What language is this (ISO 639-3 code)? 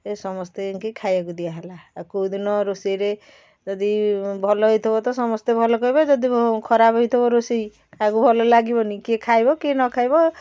ori